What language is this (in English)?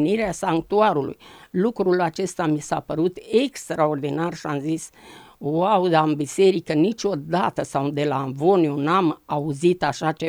Romanian